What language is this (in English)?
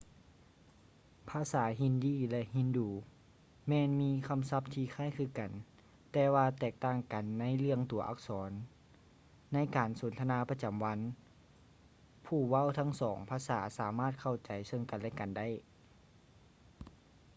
Lao